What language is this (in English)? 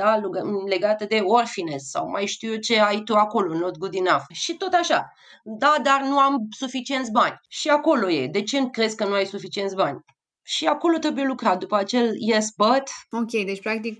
Romanian